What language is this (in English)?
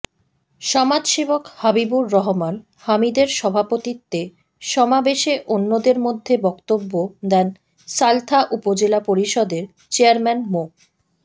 Bangla